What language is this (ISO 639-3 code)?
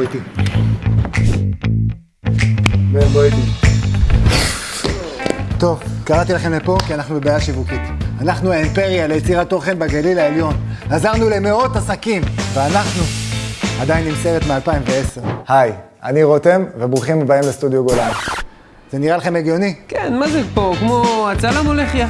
heb